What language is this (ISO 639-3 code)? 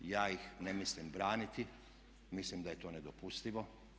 hrv